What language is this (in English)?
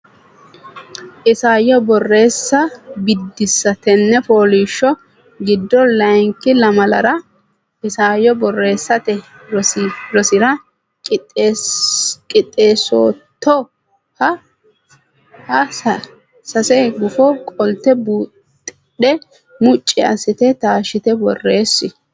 Sidamo